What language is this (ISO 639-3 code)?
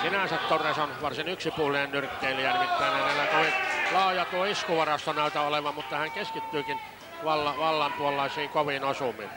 fin